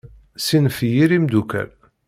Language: Kabyle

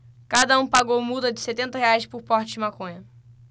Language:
Portuguese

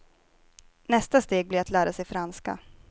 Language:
Swedish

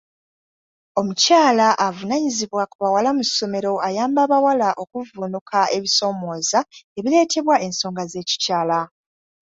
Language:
Ganda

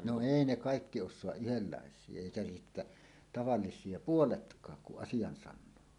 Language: Finnish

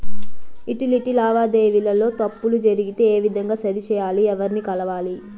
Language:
Telugu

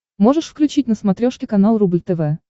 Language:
Russian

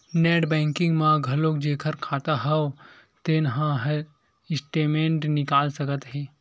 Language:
Chhattisgarhi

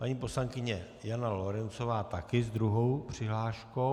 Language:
Czech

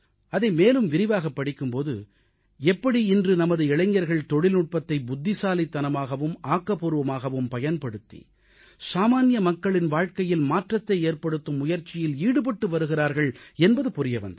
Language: Tamil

